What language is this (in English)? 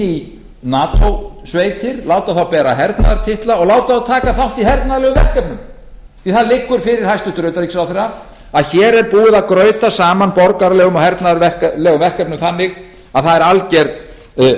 Icelandic